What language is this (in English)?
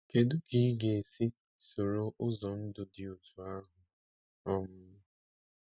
Igbo